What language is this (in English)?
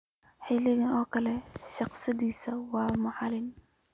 Somali